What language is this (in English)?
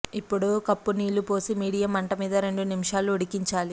Telugu